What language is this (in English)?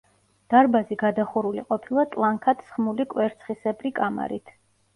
Georgian